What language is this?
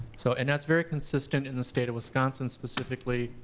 English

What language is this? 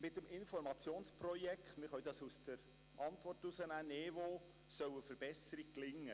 Swiss German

